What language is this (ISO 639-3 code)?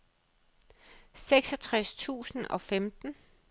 dan